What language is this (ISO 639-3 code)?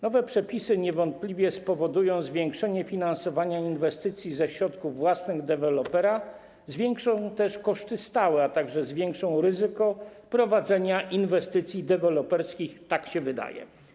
pol